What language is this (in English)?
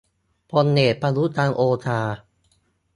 Thai